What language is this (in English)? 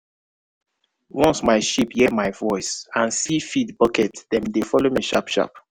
Nigerian Pidgin